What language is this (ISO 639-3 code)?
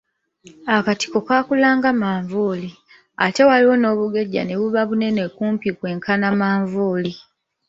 lug